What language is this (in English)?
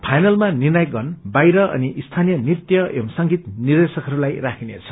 Nepali